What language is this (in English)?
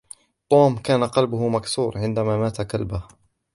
Arabic